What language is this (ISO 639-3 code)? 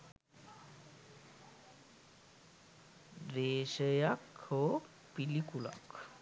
sin